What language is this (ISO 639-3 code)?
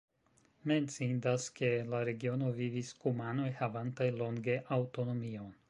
epo